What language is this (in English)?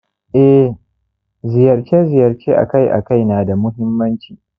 Hausa